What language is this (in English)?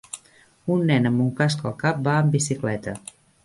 Catalan